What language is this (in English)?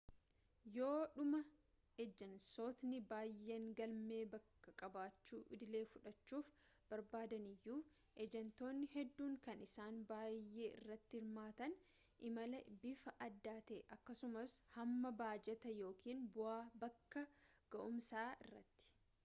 Oromo